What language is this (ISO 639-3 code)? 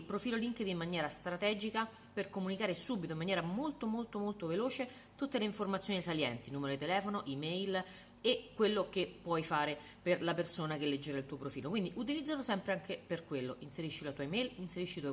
ita